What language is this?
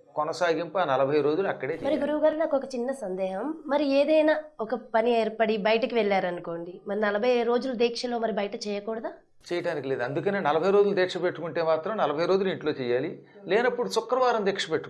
Telugu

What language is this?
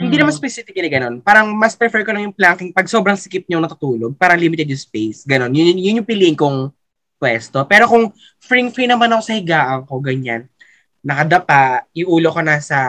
Filipino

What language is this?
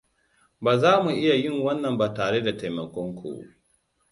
Hausa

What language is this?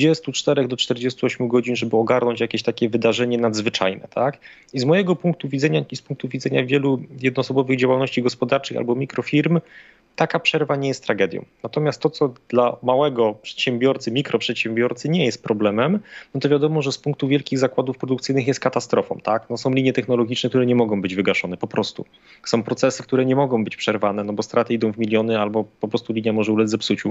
Polish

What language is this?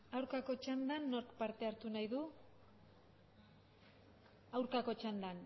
Basque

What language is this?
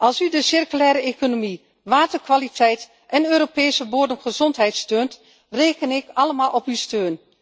Dutch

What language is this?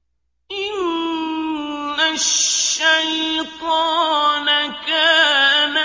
Arabic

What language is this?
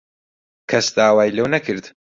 Central Kurdish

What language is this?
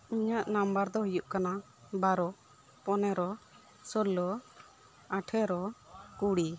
Santali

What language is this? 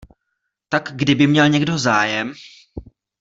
Czech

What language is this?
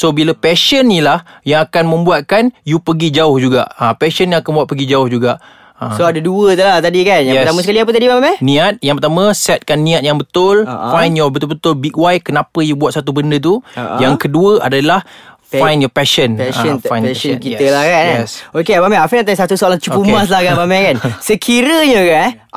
Malay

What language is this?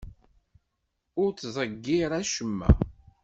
Kabyle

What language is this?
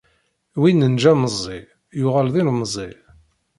Kabyle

